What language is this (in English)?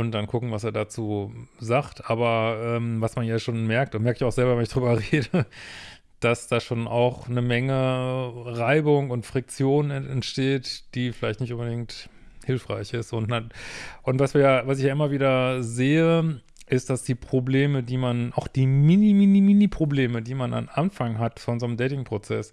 German